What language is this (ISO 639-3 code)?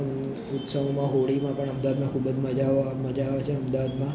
guj